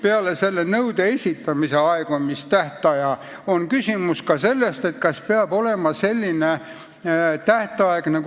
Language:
Estonian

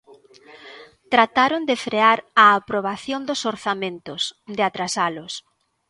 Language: Galician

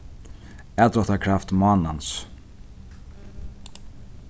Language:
Faroese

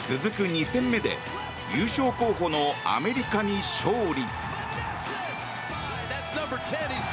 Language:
Japanese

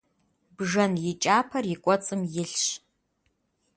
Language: Kabardian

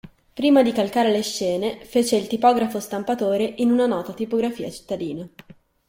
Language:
Italian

